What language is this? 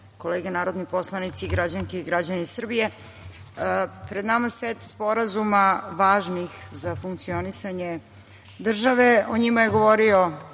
Serbian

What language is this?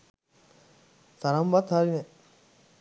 Sinhala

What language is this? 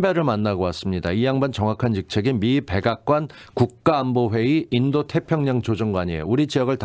Korean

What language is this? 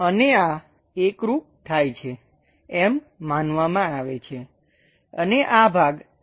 Gujarati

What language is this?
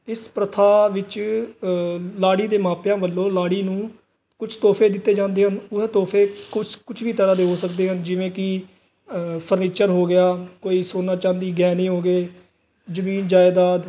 Punjabi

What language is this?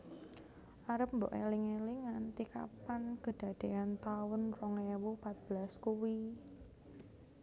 Javanese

